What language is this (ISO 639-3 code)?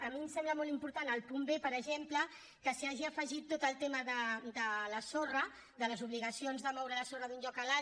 cat